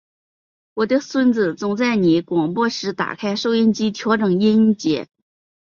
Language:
Chinese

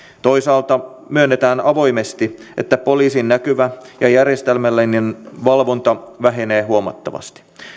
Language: Finnish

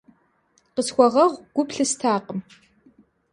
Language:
Kabardian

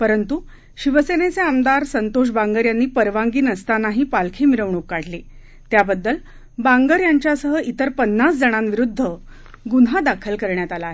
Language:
Marathi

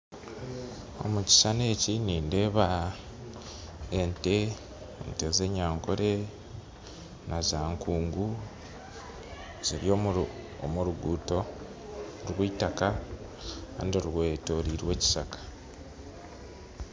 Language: Nyankole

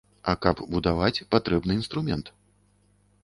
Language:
Belarusian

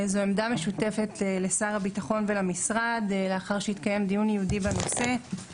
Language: Hebrew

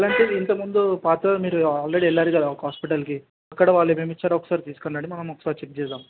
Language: Telugu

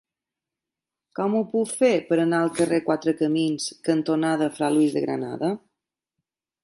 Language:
Catalan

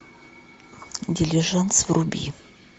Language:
Russian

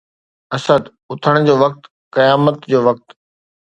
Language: Sindhi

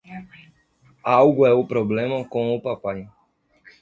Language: Portuguese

